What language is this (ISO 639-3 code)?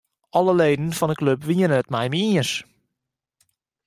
fry